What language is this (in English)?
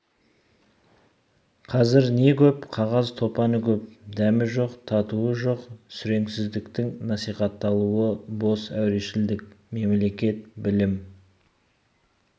Kazakh